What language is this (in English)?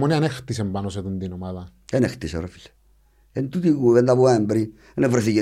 Greek